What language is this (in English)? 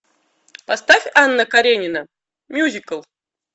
Russian